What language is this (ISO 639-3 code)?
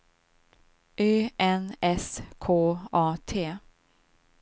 swe